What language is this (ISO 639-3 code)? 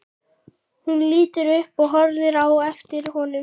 isl